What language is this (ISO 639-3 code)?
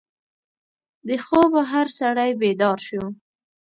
pus